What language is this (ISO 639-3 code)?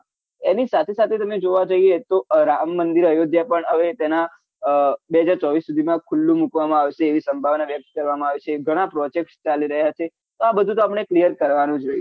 guj